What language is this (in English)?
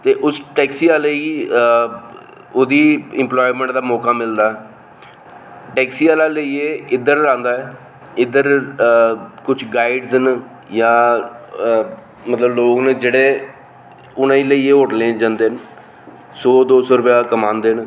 Dogri